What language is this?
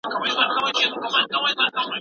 Pashto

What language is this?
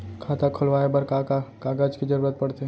Chhattisgarhi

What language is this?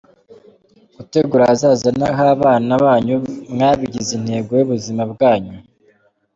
Kinyarwanda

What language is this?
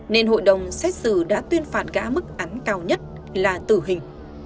Vietnamese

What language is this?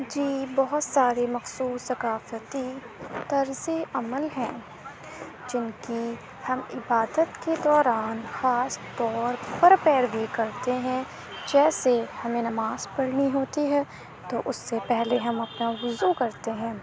Urdu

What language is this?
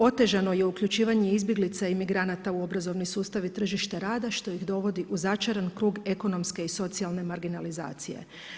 Croatian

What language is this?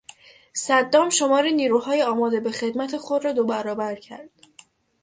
Persian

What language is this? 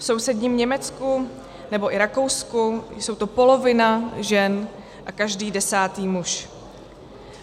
Czech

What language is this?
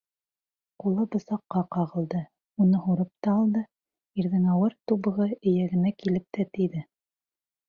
Bashkir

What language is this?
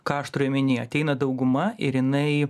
Lithuanian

